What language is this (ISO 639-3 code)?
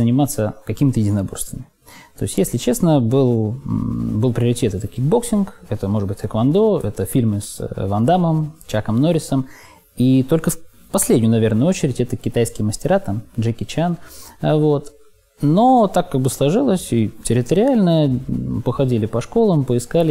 rus